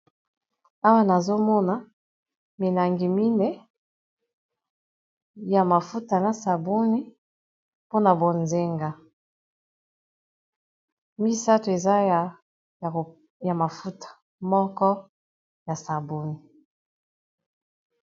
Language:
Lingala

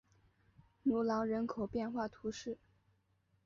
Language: Chinese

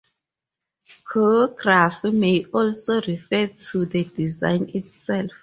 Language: English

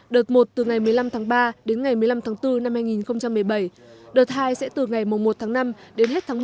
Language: Vietnamese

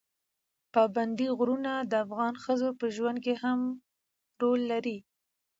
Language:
Pashto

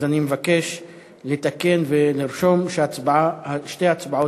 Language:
Hebrew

